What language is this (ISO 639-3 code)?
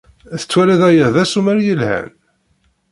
kab